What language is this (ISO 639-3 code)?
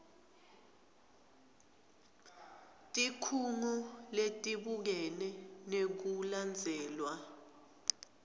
ssw